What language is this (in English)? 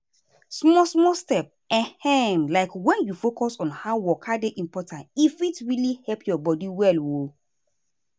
Nigerian Pidgin